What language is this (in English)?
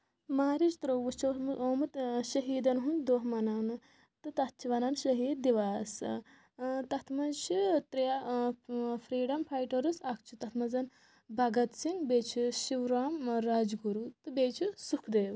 Kashmiri